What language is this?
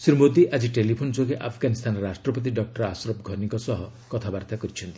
Odia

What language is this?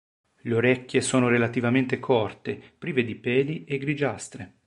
Italian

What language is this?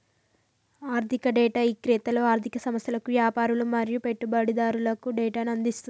Telugu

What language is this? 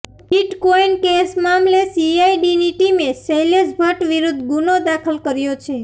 Gujarati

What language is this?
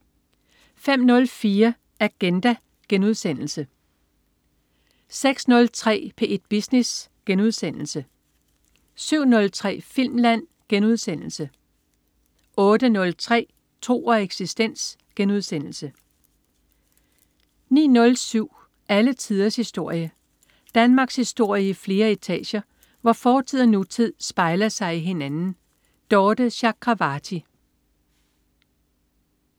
Danish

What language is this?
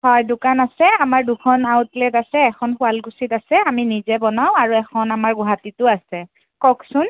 Assamese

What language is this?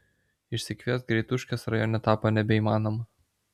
Lithuanian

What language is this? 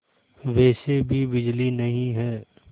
Hindi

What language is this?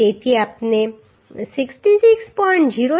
Gujarati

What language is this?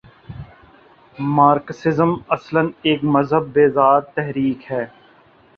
Urdu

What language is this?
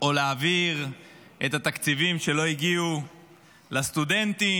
Hebrew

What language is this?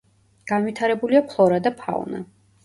Georgian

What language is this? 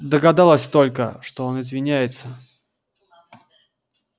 Russian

